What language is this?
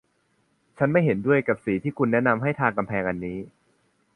Thai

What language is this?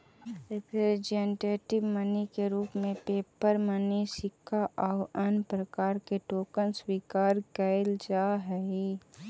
Magahi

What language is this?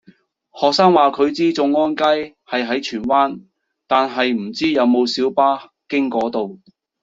Cantonese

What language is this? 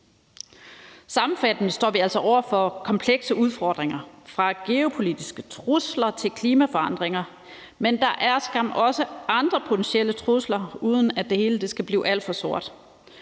Danish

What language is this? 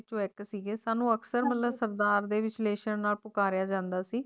Punjabi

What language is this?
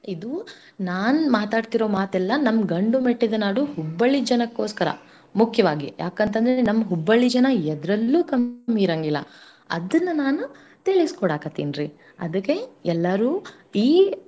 Kannada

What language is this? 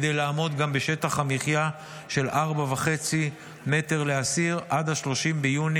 Hebrew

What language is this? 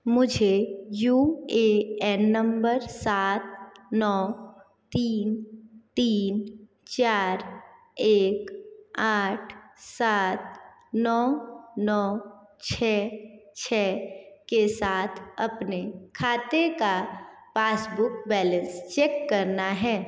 Hindi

